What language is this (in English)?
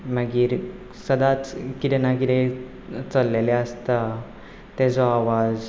Konkani